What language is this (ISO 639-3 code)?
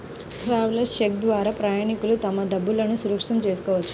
tel